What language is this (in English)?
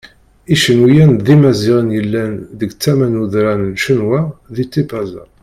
Kabyle